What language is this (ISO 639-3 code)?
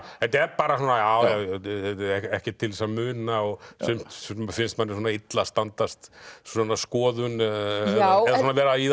isl